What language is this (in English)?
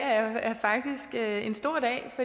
Danish